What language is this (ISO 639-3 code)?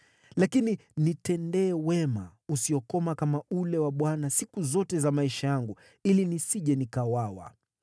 swa